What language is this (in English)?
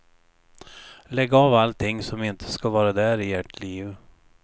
Swedish